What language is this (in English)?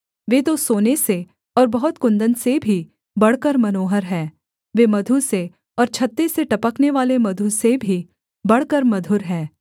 Hindi